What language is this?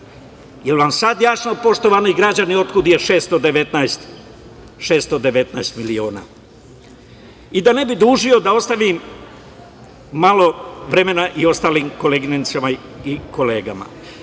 Serbian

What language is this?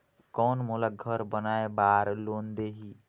Chhattisgarhi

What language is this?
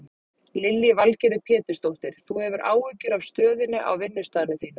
Icelandic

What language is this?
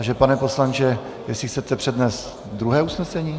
Czech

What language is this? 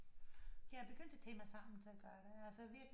Danish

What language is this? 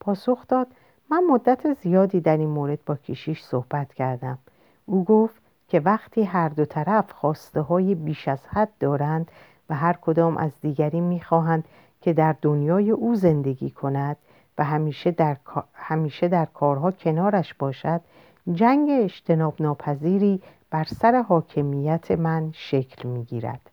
Persian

